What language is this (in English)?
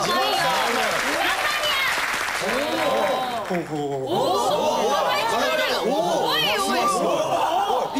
Japanese